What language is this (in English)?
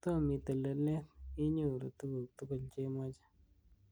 Kalenjin